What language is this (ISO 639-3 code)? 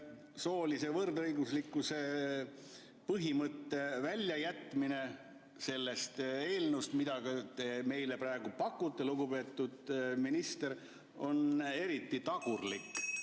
est